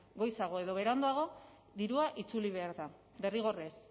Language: Basque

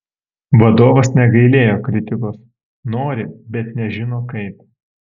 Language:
Lithuanian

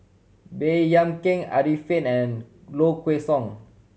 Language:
English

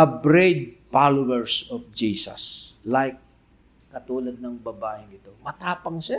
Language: Filipino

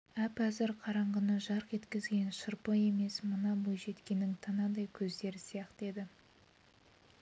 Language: Kazakh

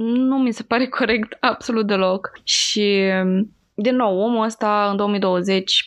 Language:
Romanian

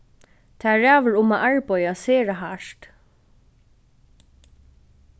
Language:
Faroese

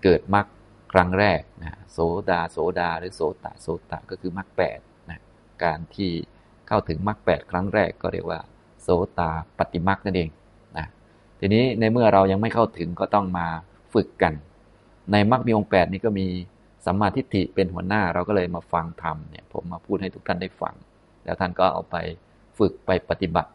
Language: Thai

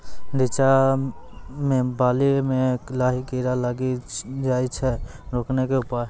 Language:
Maithili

